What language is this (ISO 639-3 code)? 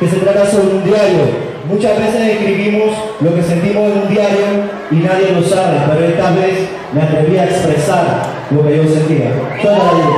spa